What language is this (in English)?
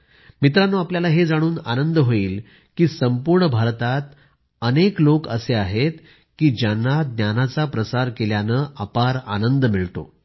Marathi